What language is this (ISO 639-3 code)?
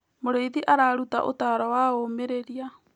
kik